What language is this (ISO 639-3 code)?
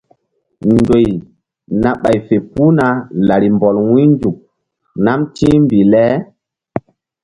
mdd